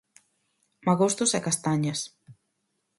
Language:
Galician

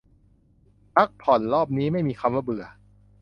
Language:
Thai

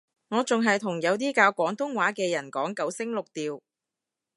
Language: Cantonese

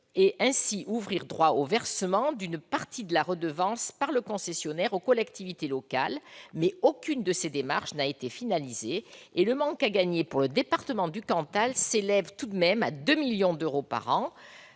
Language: French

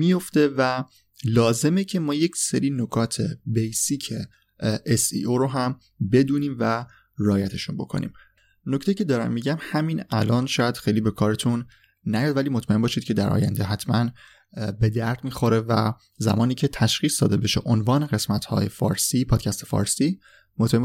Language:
Persian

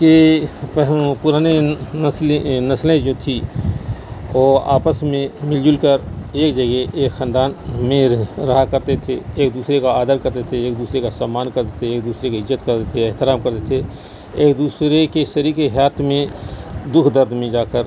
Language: Urdu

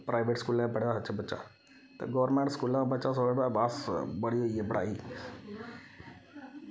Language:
Dogri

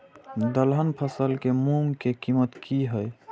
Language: Maithili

